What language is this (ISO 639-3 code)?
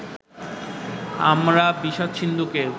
ben